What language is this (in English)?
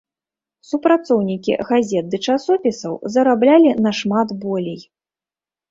Belarusian